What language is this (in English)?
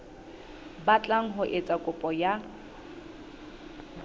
Southern Sotho